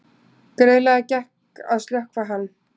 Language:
Icelandic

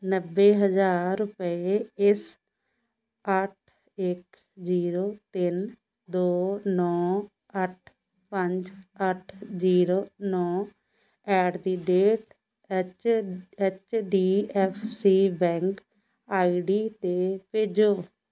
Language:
Punjabi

